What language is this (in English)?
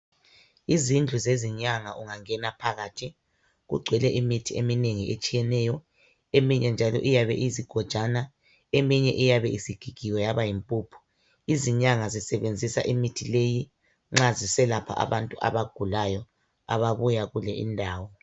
North Ndebele